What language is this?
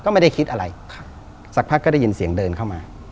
Thai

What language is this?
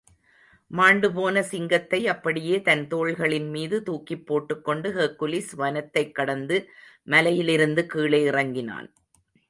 Tamil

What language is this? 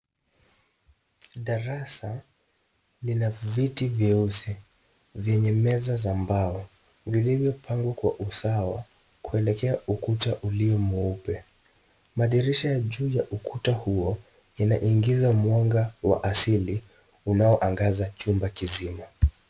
Swahili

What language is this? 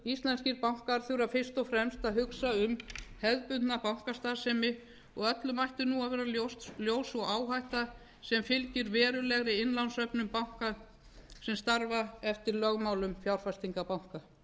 Icelandic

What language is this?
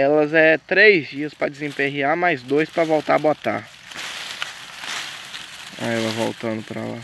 Portuguese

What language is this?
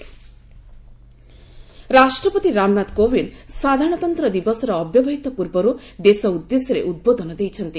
Odia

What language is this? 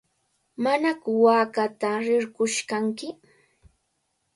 Cajatambo North Lima Quechua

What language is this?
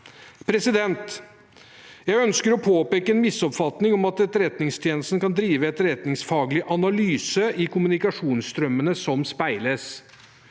Norwegian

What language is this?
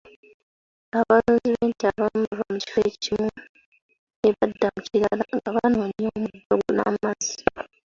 Ganda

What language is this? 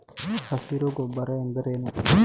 Kannada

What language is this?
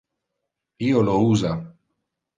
Interlingua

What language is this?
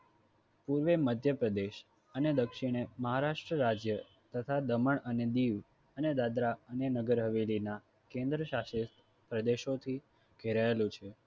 Gujarati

